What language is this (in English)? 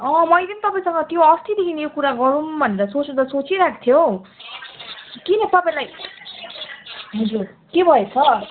Nepali